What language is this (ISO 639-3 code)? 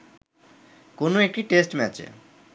ben